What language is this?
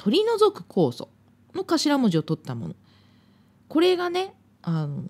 Japanese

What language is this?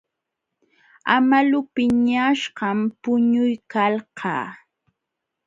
Jauja Wanca Quechua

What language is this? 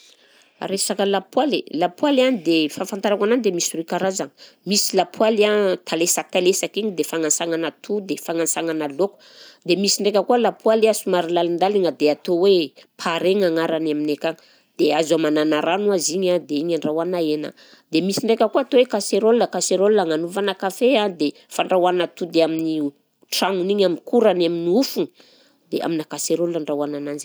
Southern Betsimisaraka Malagasy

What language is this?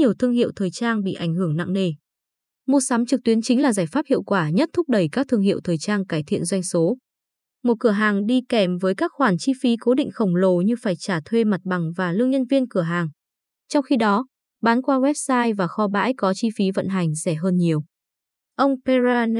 Vietnamese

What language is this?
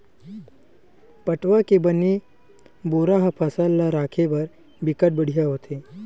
Chhattisgarhi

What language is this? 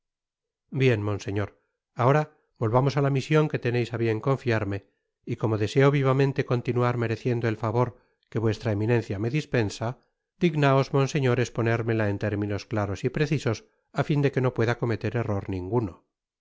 Spanish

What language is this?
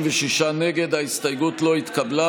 Hebrew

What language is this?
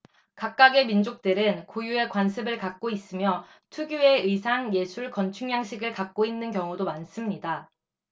Korean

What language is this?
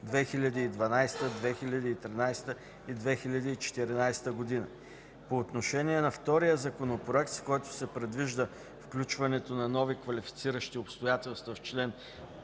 Bulgarian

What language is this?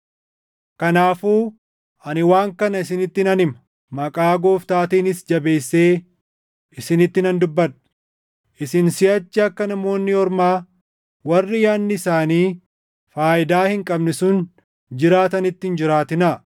Oromo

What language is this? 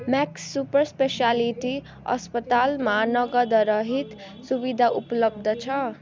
Nepali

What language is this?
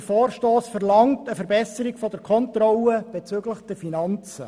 Swiss German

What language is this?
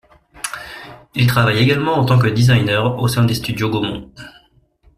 French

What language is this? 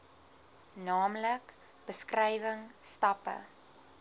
Afrikaans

